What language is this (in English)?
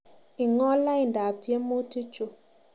Kalenjin